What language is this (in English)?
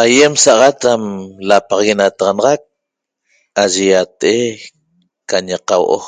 Toba